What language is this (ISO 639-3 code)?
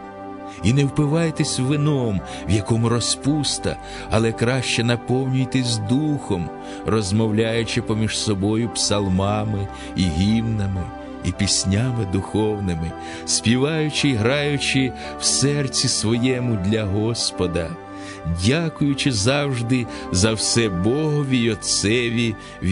ukr